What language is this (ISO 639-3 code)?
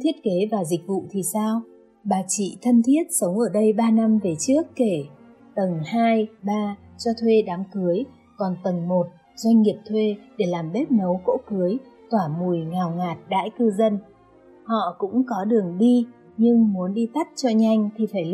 vie